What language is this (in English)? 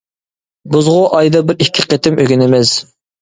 Uyghur